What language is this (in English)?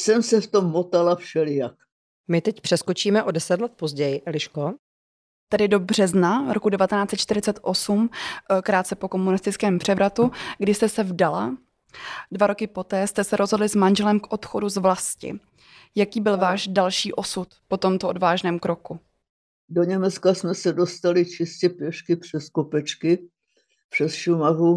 Czech